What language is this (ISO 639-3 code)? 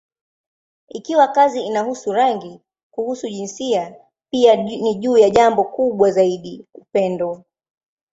swa